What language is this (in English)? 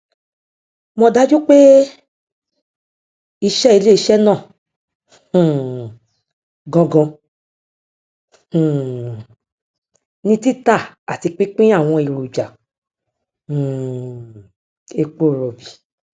Yoruba